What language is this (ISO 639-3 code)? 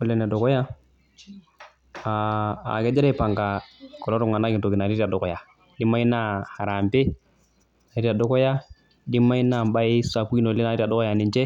mas